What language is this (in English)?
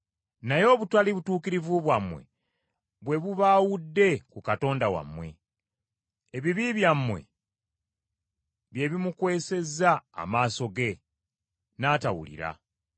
Ganda